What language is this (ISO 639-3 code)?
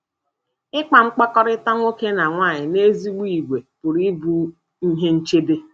ibo